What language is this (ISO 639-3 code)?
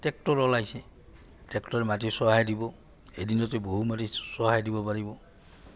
asm